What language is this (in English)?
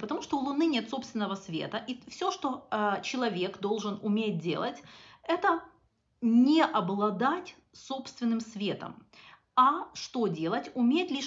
Russian